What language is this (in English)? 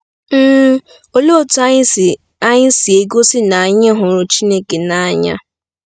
Igbo